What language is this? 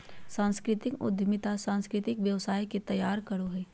Magahi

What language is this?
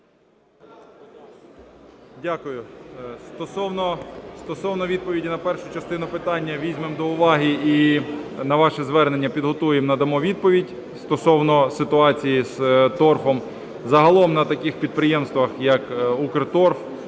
Ukrainian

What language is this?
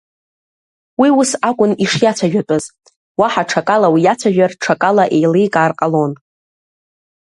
Abkhazian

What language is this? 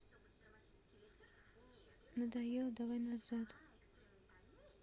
Russian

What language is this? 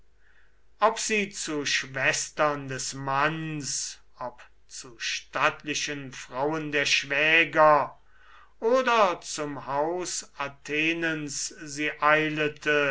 German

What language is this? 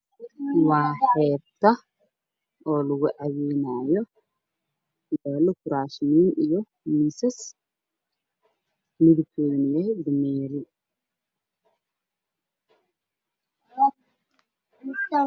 Somali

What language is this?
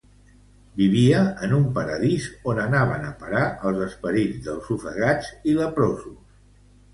Catalan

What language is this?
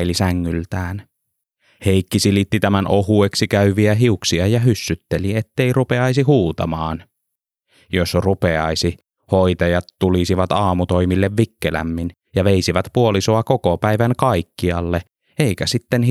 Finnish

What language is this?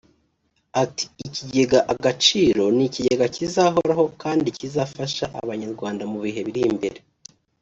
Kinyarwanda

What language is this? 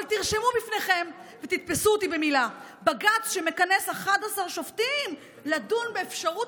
Hebrew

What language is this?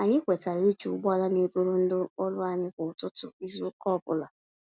Igbo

